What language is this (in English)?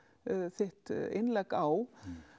Icelandic